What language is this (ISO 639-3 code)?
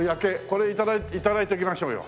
jpn